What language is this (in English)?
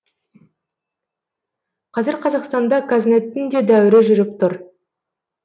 Kazakh